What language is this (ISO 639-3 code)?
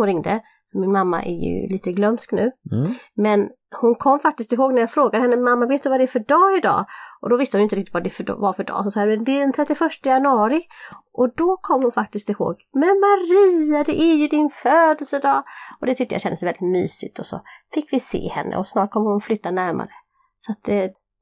swe